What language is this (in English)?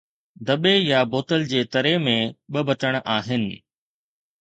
Sindhi